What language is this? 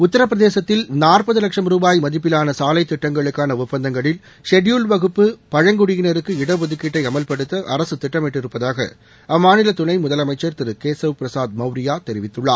Tamil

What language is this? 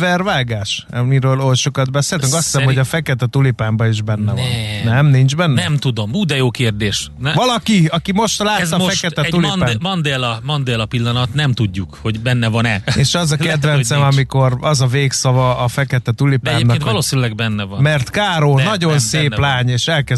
Hungarian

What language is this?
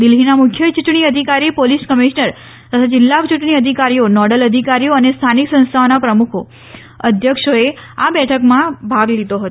Gujarati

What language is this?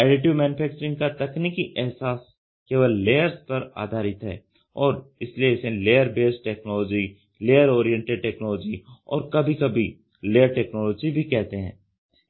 Hindi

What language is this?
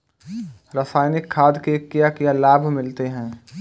Hindi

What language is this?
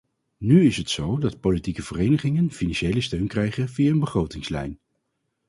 Dutch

